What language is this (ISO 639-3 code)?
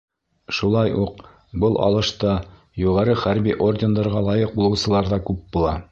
bak